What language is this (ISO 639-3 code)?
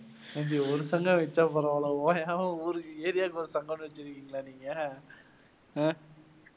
tam